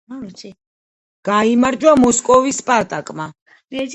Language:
Georgian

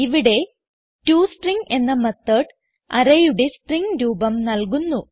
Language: Malayalam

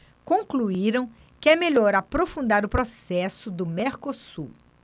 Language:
Portuguese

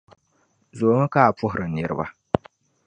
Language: Dagbani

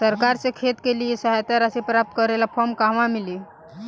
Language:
Bhojpuri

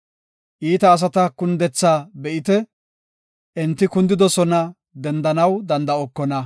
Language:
Gofa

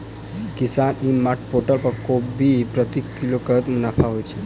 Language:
Maithili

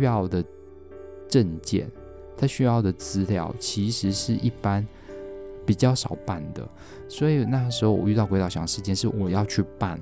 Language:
Chinese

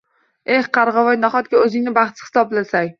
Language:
Uzbek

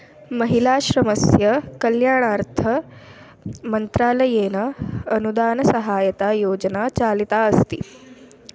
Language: Sanskrit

